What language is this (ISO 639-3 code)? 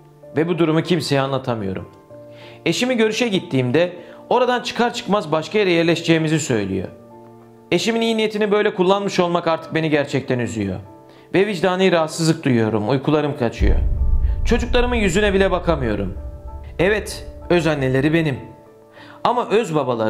tur